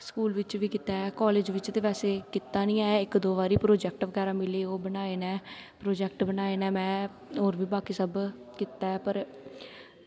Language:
Dogri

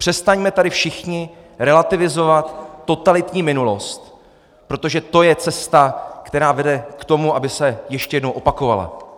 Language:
Czech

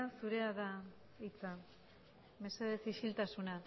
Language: Basque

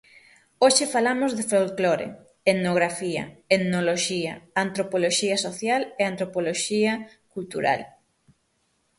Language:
Galician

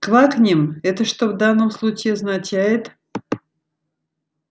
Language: Russian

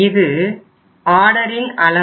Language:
Tamil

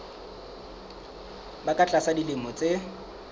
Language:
Southern Sotho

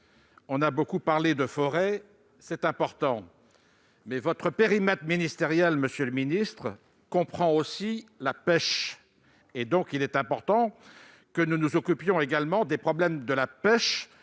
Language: French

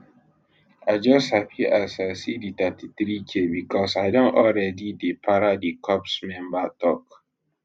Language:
Nigerian Pidgin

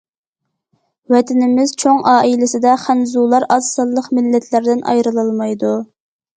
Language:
Uyghur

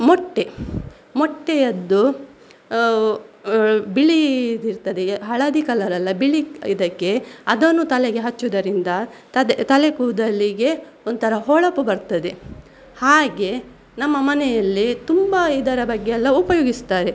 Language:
Kannada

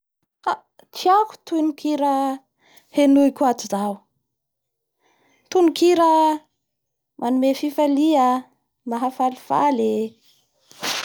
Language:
Bara Malagasy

